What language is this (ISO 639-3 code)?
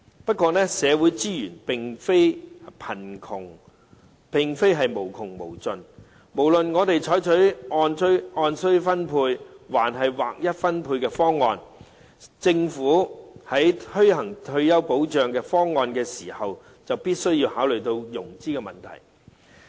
yue